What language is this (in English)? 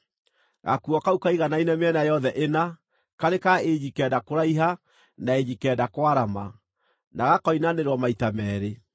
Kikuyu